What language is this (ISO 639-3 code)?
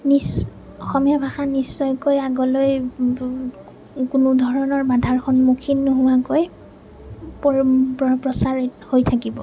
asm